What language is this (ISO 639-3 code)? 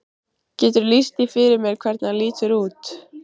isl